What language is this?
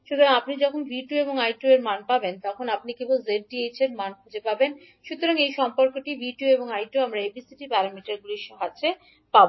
Bangla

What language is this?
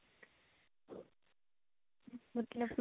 Punjabi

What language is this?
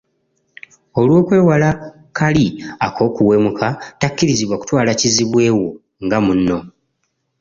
Ganda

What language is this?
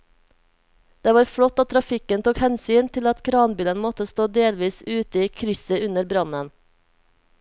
Norwegian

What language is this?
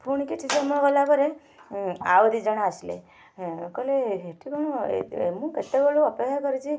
Odia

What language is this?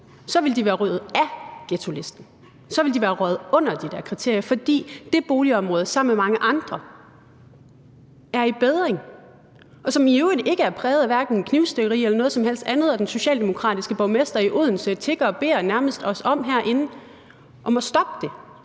Danish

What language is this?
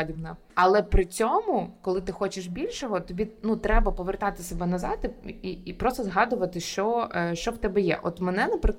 Ukrainian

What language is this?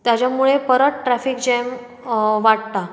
Konkani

